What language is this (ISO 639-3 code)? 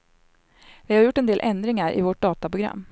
swe